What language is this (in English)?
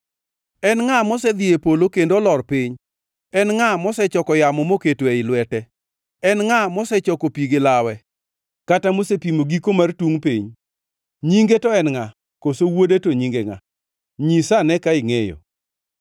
Luo (Kenya and Tanzania)